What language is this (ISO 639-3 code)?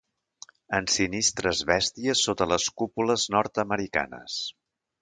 cat